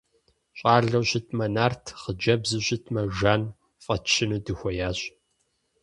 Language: Kabardian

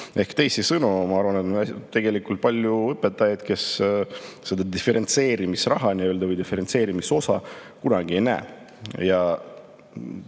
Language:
Estonian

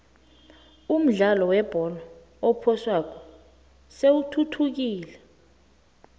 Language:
South Ndebele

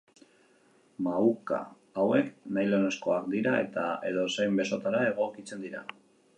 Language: Basque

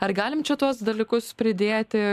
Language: Lithuanian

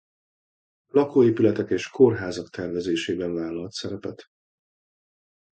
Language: Hungarian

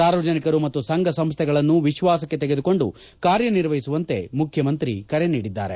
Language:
Kannada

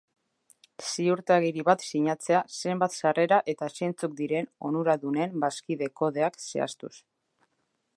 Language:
Basque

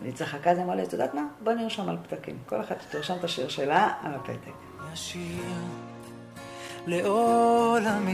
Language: Hebrew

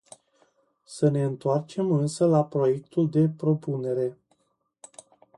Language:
Romanian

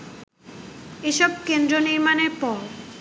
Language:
Bangla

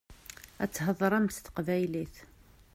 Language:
Kabyle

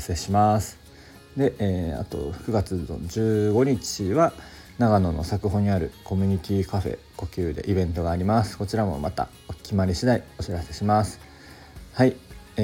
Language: Japanese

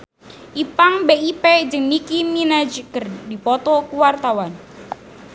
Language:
Sundanese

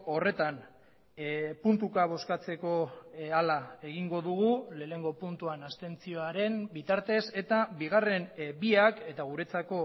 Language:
Basque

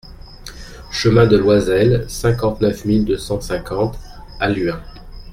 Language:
French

